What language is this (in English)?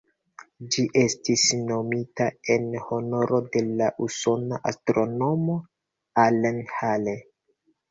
Esperanto